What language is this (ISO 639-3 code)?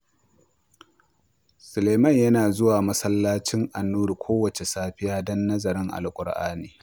hau